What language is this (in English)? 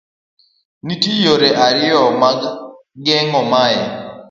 Luo (Kenya and Tanzania)